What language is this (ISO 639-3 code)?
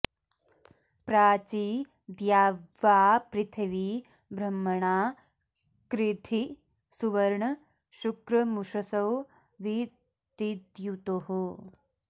san